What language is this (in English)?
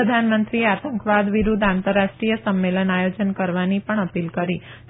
Gujarati